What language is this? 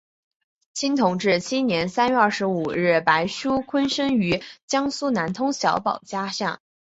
Chinese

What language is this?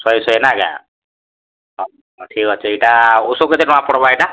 Odia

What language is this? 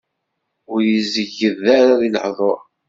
Kabyle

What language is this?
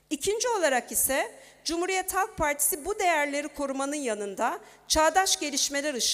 Turkish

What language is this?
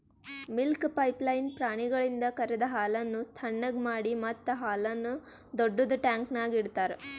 Kannada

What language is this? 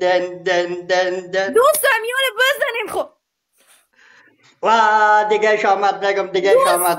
Persian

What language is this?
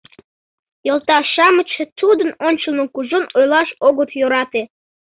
Mari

